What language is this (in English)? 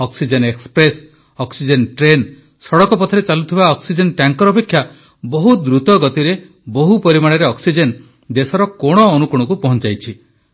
Odia